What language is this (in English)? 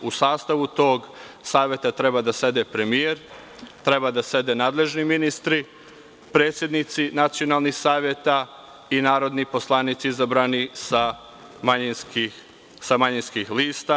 Serbian